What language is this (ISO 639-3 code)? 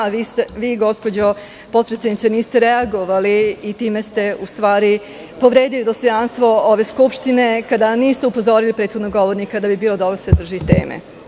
srp